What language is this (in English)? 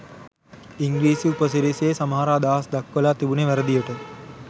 Sinhala